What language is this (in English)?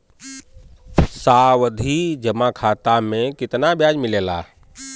Bhojpuri